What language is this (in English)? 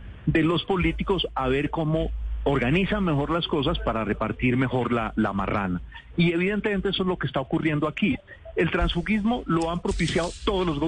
Spanish